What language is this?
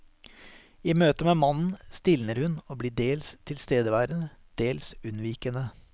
Norwegian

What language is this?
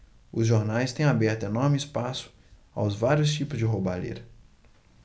Portuguese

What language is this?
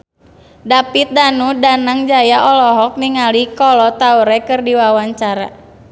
Sundanese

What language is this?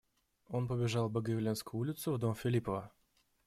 Russian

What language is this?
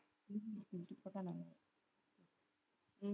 Tamil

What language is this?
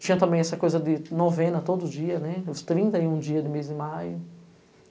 Portuguese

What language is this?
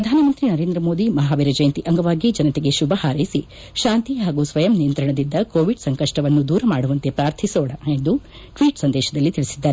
Kannada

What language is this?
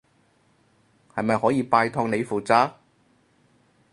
Cantonese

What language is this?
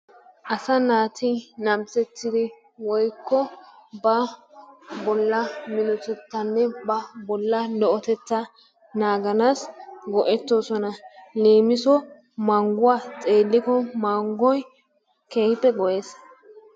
Wolaytta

